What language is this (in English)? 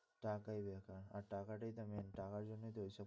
Bangla